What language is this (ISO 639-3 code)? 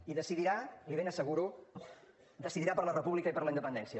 cat